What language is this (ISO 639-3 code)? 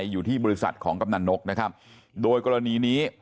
tha